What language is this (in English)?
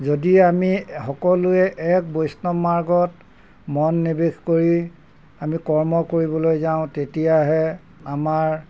Assamese